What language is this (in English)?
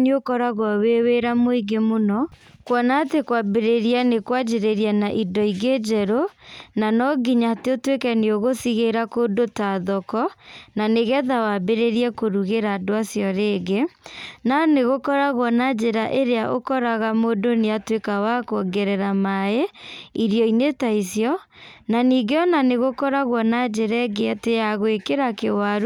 Kikuyu